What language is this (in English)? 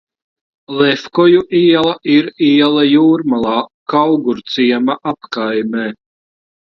Latvian